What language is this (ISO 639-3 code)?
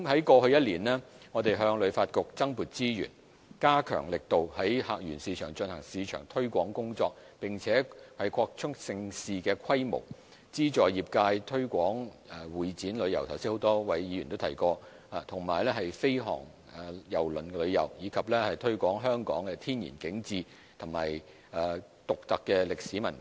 yue